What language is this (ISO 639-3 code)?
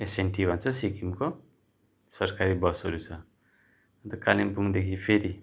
nep